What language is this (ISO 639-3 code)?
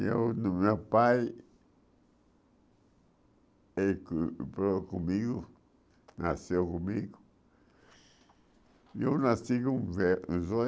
por